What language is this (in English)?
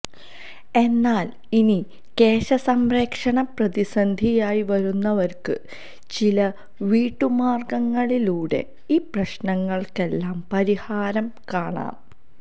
Malayalam